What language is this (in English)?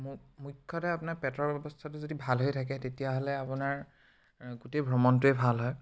Assamese